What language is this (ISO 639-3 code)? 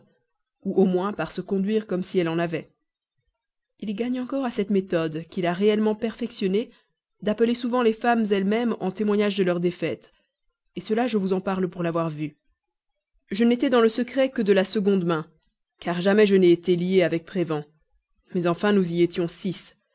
fra